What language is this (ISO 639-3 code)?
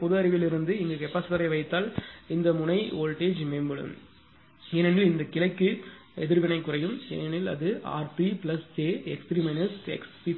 tam